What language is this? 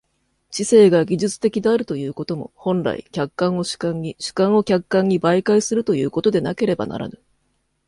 Japanese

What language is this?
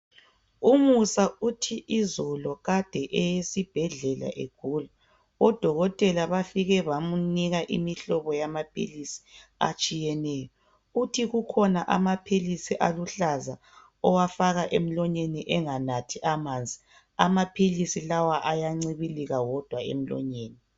North Ndebele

